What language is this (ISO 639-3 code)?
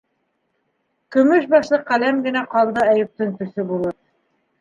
bak